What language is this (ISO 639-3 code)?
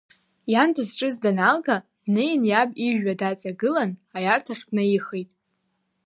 abk